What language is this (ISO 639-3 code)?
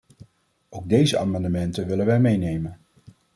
nld